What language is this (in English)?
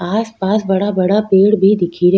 Rajasthani